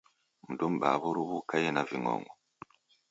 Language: Taita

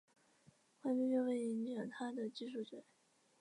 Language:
Chinese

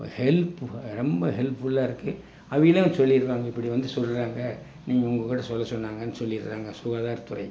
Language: Tamil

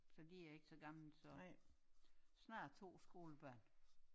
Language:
Danish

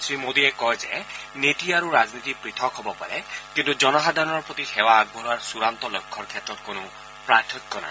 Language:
Assamese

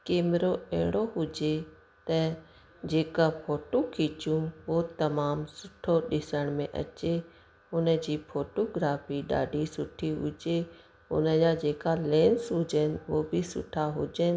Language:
Sindhi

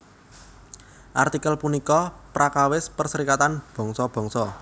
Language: Javanese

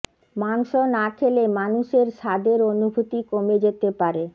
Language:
Bangla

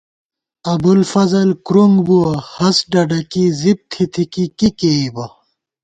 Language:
Gawar-Bati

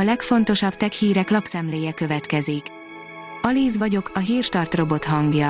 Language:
Hungarian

